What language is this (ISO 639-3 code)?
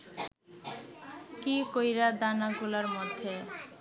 ben